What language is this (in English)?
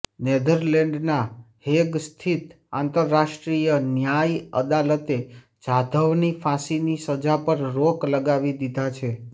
Gujarati